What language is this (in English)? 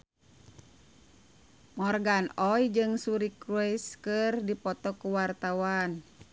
Sundanese